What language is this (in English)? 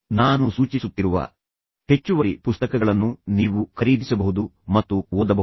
Kannada